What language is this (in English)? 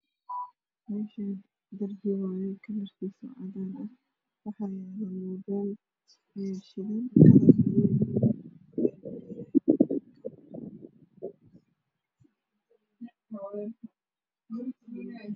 Somali